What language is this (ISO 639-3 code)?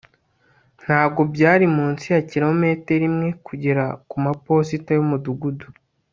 kin